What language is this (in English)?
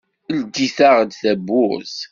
Kabyle